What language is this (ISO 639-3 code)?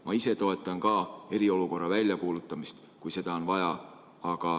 est